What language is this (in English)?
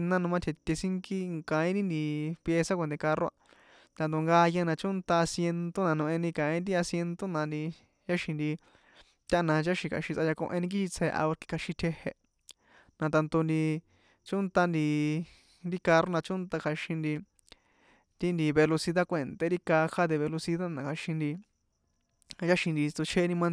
San Juan Atzingo Popoloca